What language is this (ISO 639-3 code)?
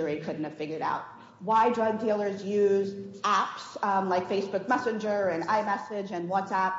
eng